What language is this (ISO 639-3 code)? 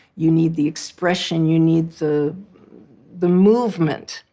eng